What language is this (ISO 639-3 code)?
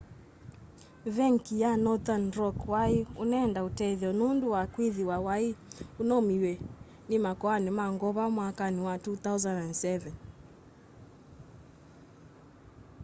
kam